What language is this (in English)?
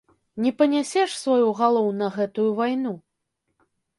Belarusian